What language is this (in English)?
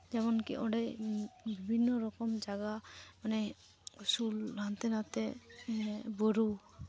Santali